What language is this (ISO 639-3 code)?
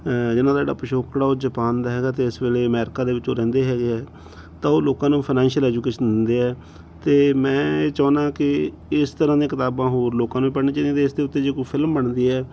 pan